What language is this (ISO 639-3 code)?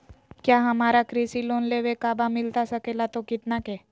mag